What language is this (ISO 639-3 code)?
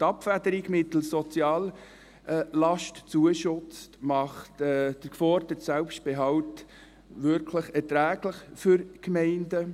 gsw